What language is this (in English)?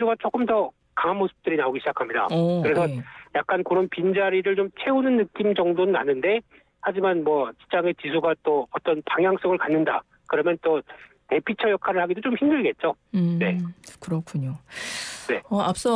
Korean